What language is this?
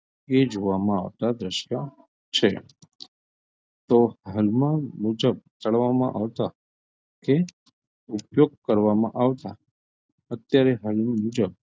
Gujarati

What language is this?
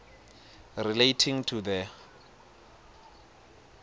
Swati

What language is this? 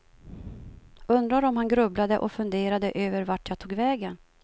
Swedish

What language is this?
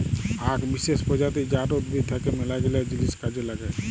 Bangla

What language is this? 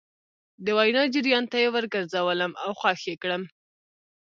Pashto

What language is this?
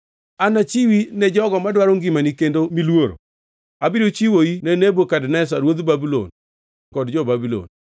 Luo (Kenya and Tanzania)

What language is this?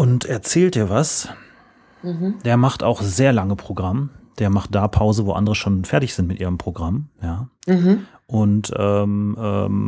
German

